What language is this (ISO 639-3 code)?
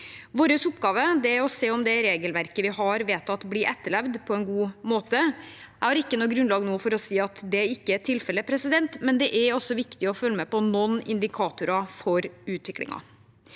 nor